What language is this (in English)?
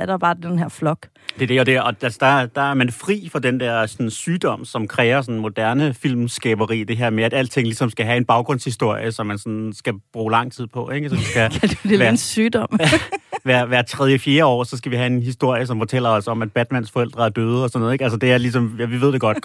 Danish